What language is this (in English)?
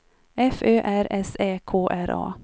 Swedish